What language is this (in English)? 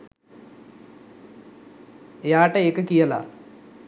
Sinhala